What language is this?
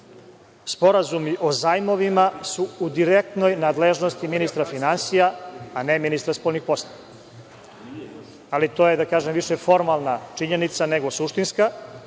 Serbian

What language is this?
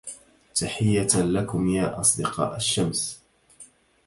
Arabic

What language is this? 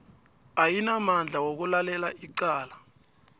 South Ndebele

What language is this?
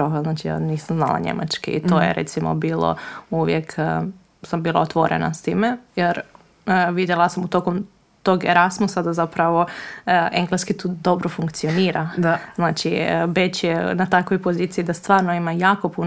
Croatian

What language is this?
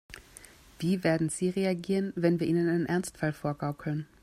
German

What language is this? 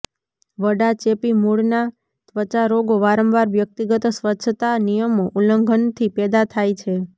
Gujarati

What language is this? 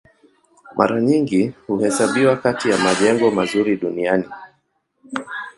Swahili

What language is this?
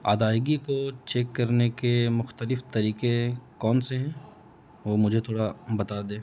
Urdu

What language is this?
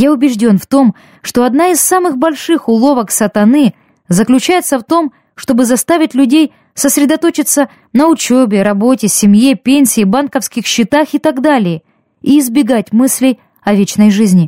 Russian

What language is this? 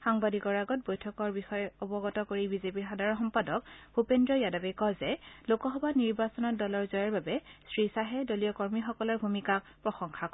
Assamese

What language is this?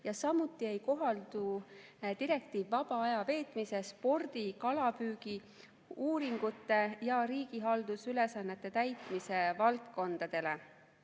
Estonian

